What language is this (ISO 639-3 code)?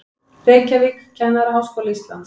isl